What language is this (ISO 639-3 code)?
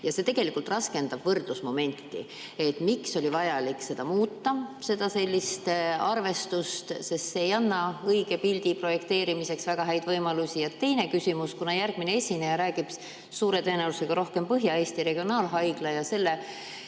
est